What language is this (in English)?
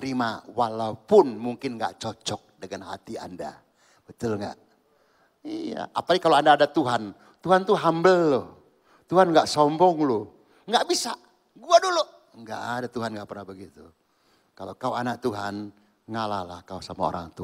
Indonesian